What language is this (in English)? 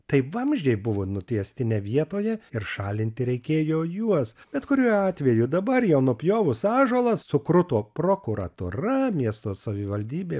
Lithuanian